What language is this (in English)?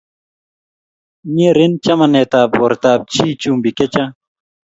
Kalenjin